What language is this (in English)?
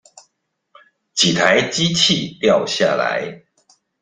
Chinese